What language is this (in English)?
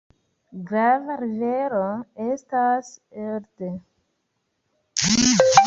Esperanto